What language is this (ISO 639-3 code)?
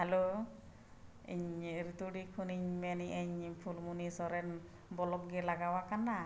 sat